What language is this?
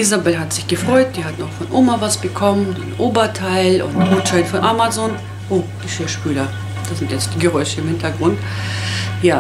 German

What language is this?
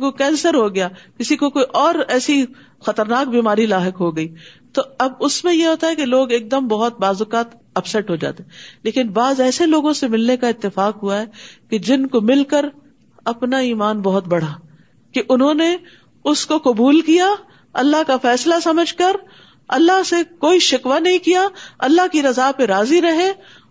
Urdu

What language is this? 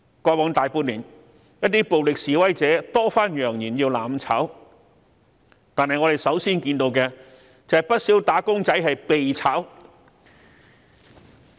Cantonese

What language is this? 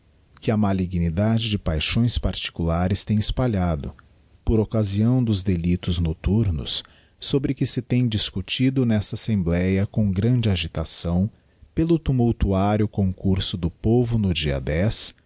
Portuguese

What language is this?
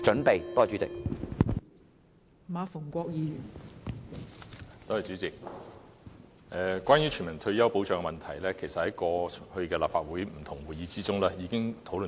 Cantonese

